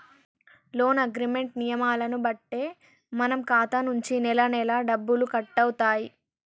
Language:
Telugu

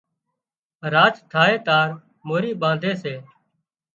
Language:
Wadiyara Koli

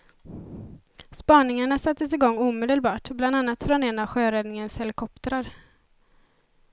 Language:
Swedish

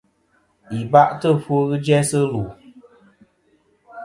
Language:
Kom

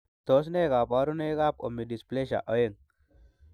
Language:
Kalenjin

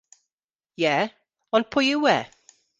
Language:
Welsh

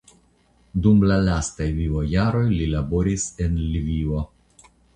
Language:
Esperanto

